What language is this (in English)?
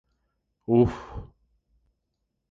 Greek